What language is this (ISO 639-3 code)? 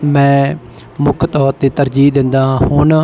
pan